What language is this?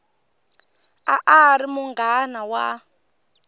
Tsonga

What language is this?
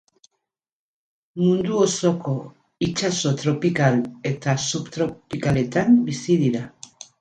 Basque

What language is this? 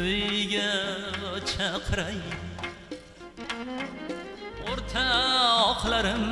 Turkish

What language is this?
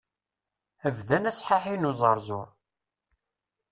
Kabyle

